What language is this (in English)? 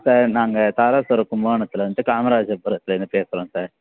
Tamil